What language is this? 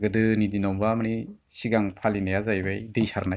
Bodo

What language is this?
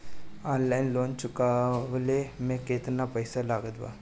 Bhojpuri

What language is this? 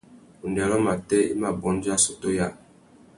Tuki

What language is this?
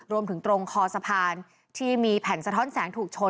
Thai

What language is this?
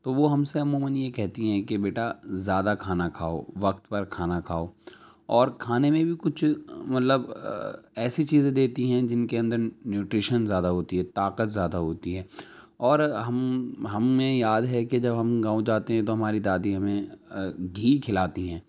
Urdu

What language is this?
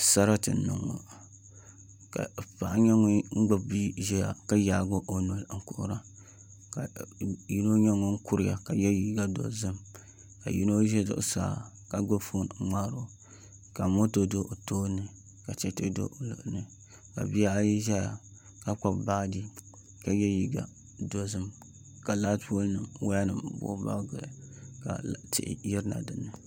Dagbani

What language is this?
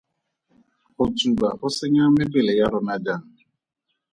Tswana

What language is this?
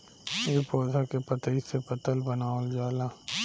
Bhojpuri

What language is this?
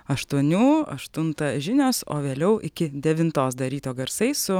Lithuanian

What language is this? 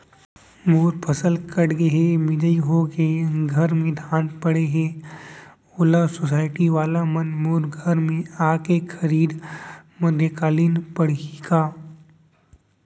Chhattisgarhi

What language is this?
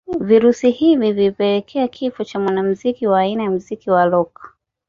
Swahili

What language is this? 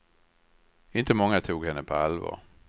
Swedish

